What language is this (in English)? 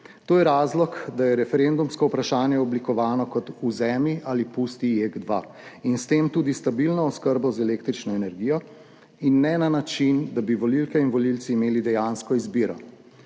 Slovenian